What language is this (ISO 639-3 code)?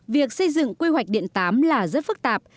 vie